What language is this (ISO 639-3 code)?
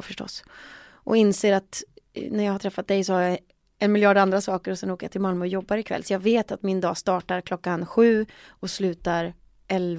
swe